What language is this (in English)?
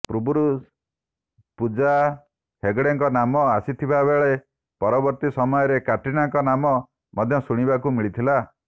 Odia